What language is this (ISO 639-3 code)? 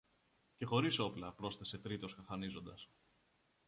ell